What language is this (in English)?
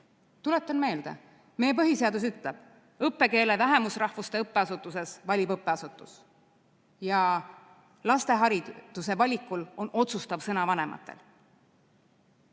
Estonian